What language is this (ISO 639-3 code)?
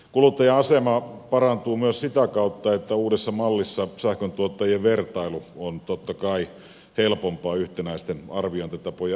fin